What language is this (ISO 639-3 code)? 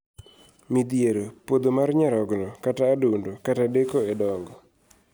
luo